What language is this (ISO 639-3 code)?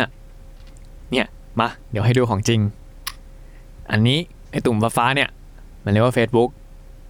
tha